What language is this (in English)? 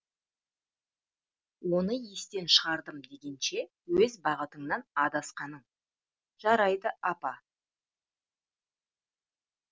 Kazakh